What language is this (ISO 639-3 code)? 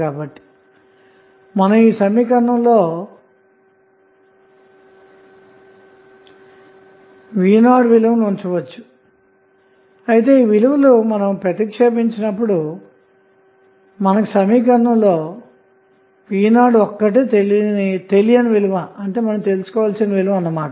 tel